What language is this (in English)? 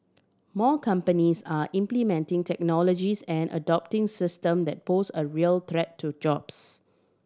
English